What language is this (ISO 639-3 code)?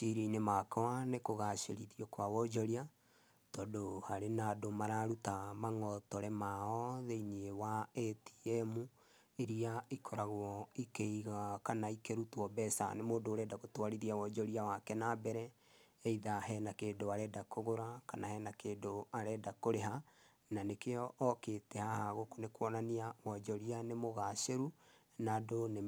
kik